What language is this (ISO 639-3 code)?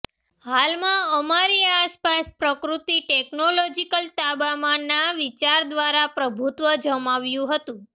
guj